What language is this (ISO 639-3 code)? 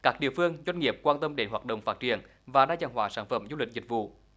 vie